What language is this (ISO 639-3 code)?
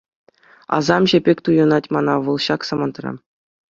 chv